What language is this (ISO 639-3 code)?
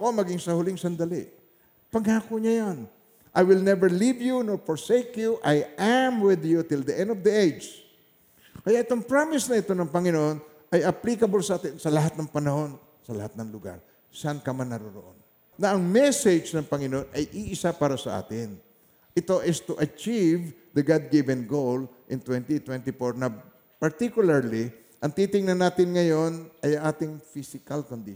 fil